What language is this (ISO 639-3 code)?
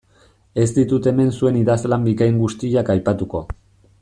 eus